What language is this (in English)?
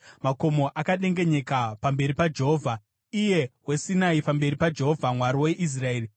Shona